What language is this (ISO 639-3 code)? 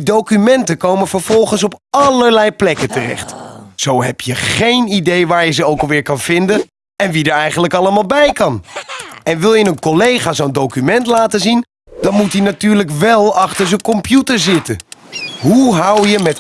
nld